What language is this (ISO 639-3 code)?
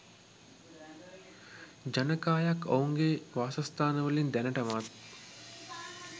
sin